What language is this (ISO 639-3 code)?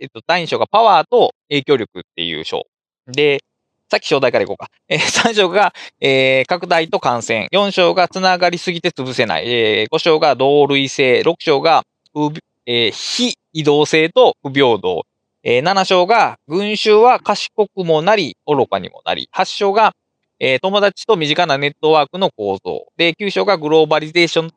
jpn